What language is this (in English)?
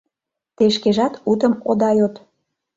Mari